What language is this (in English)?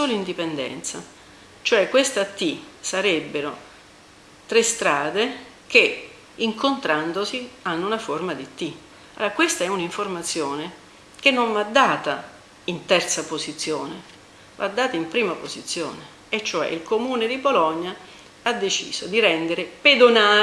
Italian